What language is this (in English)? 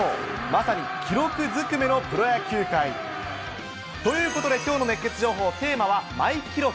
Japanese